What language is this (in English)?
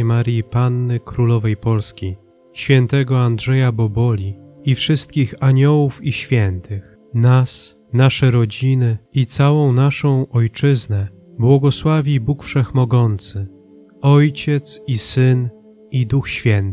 Polish